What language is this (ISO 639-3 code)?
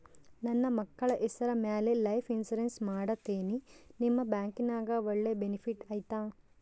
kan